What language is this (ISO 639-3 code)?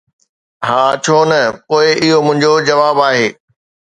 snd